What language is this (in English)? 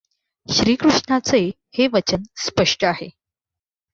Marathi